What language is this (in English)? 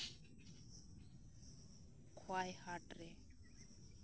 Santali